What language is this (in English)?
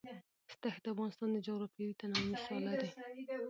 Pashto